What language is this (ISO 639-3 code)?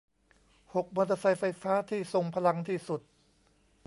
tha